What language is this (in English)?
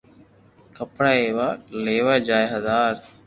Loarki